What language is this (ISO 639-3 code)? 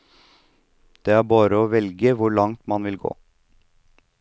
nor